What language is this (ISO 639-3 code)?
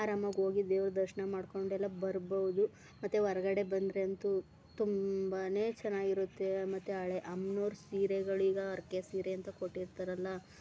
kan